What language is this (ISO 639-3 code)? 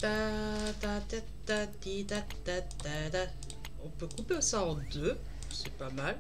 fra